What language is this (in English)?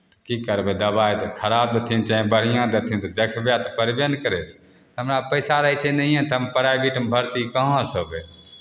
Maithili